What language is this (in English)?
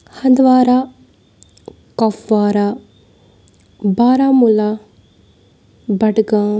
Kashmiri